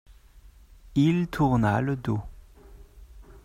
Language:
French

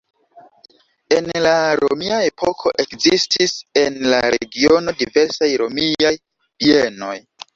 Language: Esperanto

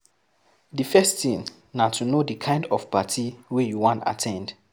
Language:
Nigerian Pidgin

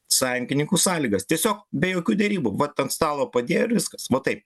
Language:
Lithuanian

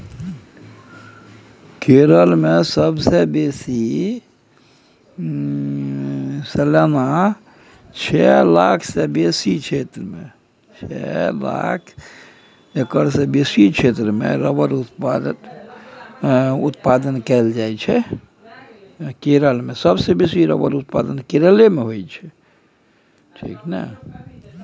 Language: Maithili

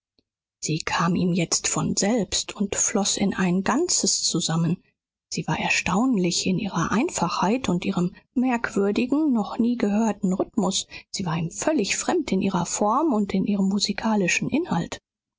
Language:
German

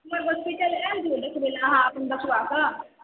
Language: Maithili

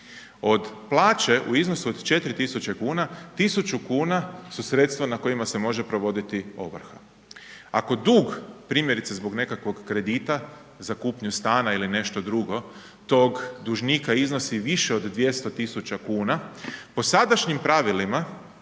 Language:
Croatian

